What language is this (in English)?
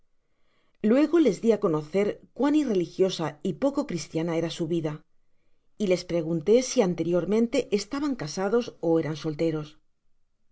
Spanish